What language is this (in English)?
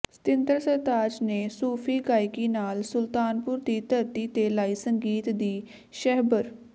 Punjabi